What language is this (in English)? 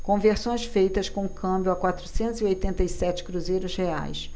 Portuguese